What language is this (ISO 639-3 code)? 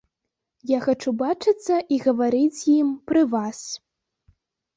bel